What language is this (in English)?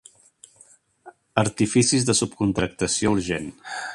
Catalan